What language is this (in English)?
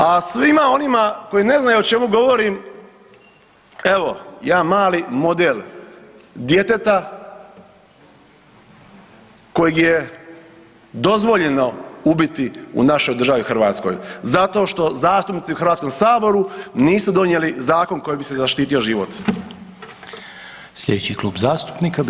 Croatian